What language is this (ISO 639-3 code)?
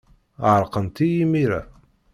kab